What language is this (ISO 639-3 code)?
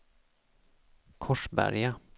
swe